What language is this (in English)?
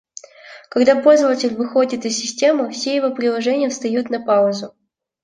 Russian